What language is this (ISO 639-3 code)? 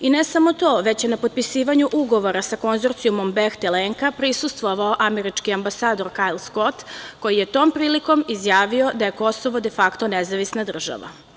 srp